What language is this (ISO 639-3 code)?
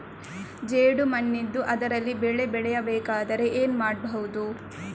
kan